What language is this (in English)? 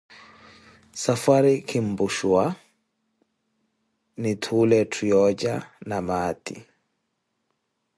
Koti